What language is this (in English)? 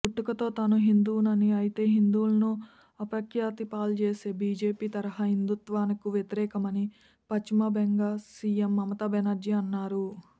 Telugu